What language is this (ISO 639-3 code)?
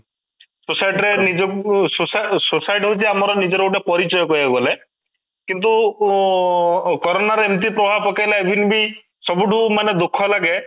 ori